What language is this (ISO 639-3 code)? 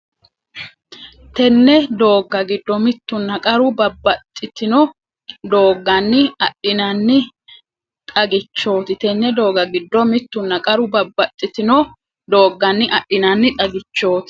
sid